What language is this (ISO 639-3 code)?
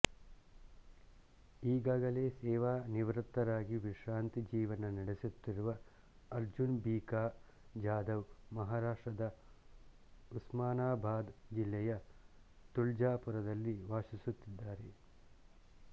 kan